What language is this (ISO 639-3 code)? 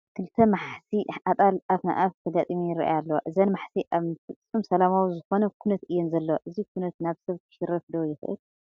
tir